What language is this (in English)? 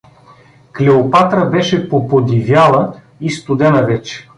Bulgarian